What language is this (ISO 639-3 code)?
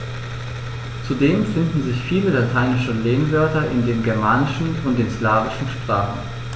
deu